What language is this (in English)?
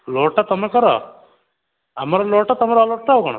Odia